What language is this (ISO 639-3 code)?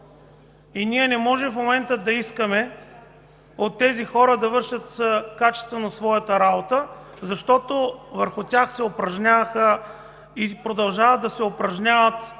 bul